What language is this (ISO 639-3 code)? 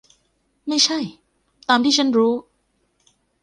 tha